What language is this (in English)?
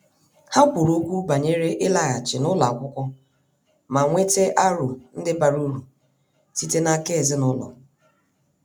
Igbo